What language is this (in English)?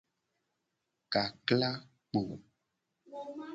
Gen